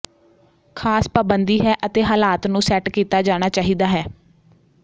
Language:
Punjabi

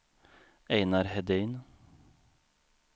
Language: Swedish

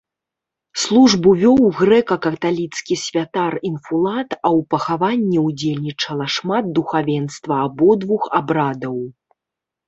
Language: Belarusian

